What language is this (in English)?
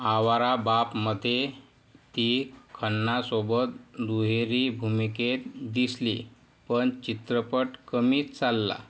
Marathi